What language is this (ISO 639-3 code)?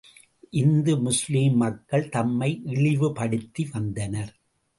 tam